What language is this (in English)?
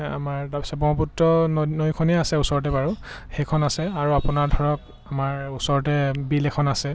Assamese